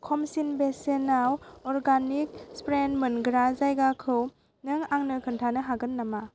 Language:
Bodo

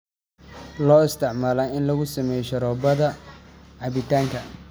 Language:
Somali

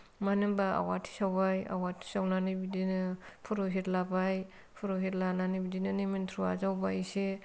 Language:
Bodo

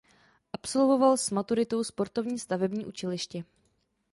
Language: Czech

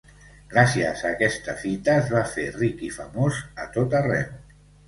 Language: Catalan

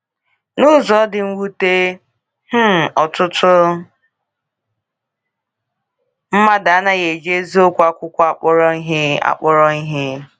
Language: Igbo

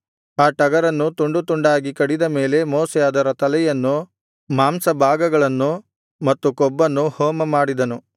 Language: Kannada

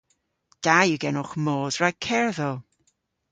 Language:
Cornish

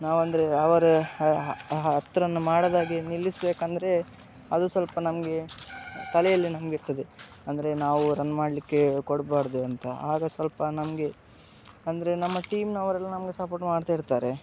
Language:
Kannada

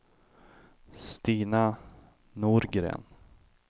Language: Swedish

